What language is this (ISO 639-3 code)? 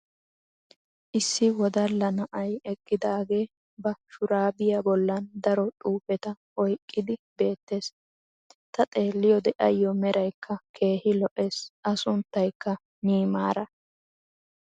wal